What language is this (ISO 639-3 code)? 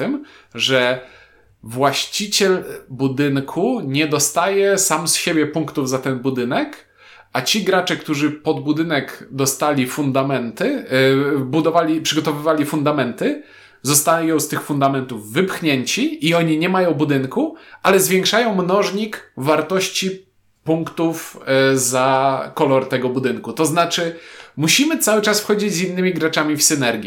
pol